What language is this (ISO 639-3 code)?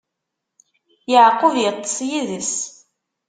kab